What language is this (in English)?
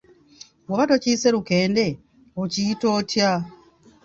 Ganda